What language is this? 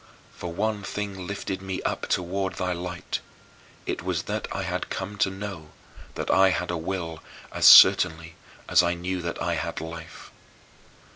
English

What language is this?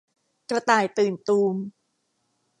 Thai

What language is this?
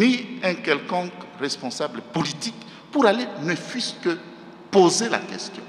French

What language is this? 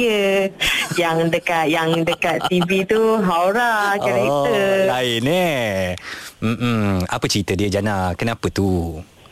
Malay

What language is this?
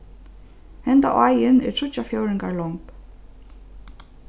Faroese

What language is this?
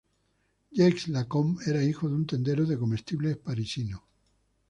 Spanish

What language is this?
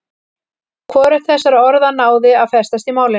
Icelandic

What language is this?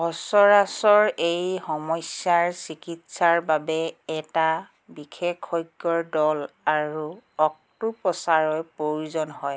Assamese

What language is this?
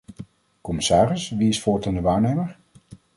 Dutch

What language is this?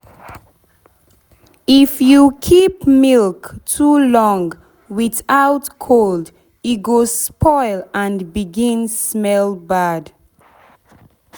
Nigerian Pidgin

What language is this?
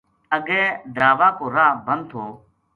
Gujari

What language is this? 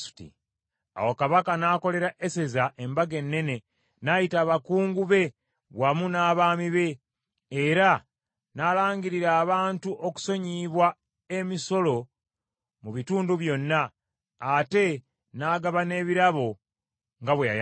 Ganda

